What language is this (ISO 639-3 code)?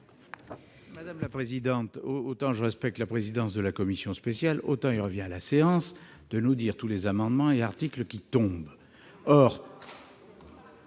fra